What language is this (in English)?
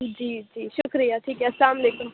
Urdu